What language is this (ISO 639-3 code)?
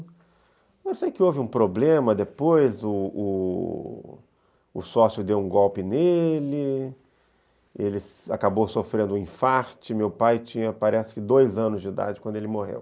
por